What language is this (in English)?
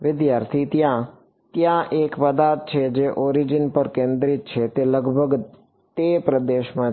Gujarati